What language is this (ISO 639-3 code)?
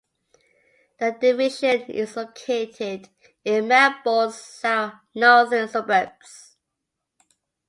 eng